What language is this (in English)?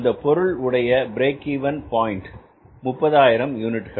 Tamil